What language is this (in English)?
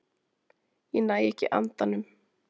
Icelandic